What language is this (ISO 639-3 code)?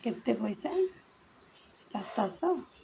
ori